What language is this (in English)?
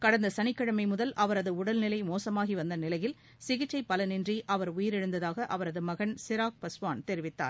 Tamil